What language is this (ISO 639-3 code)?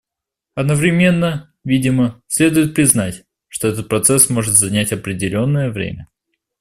rus